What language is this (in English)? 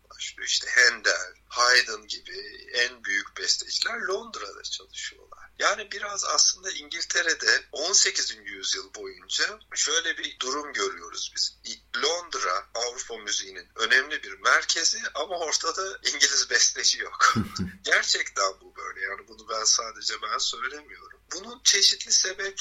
Turkish